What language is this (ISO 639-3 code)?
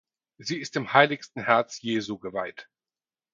deu